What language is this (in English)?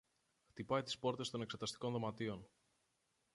Greek